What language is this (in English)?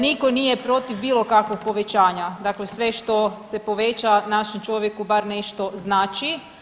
Croatian